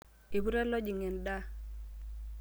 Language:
Masai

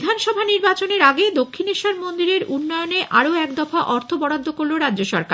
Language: Bangla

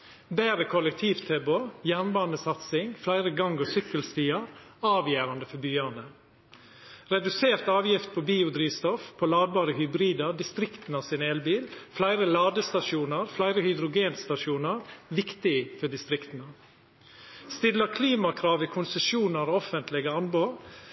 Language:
Norwegian Nynorsk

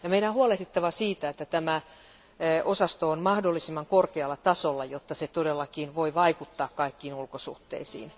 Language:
Finnish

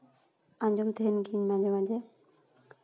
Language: Santali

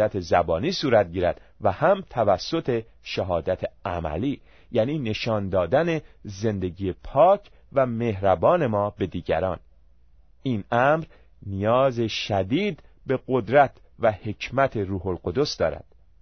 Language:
Persian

